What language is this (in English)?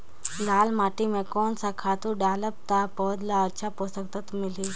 Chhattisgarhi